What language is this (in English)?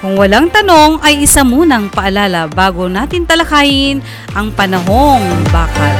Filipino